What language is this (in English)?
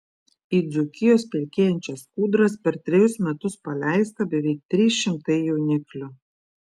Lithuanian